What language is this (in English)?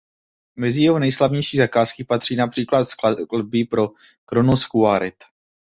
Czech